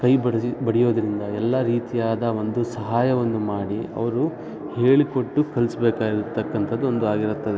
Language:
Kannada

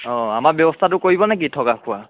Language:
Assamese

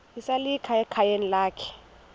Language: Xhosa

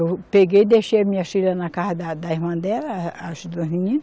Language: Portuguese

